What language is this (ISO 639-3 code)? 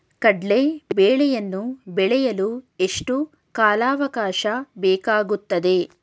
kan